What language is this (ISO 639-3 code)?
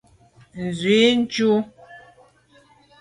byv